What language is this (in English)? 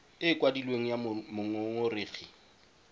Tswana